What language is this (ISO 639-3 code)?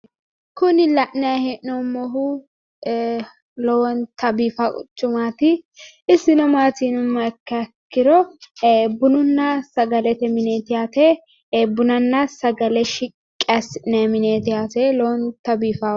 sid